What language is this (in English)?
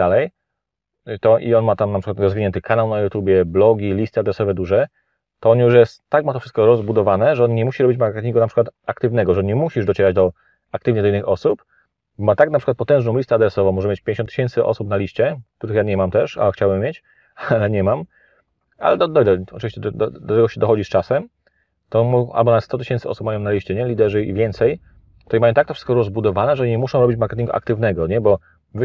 Polish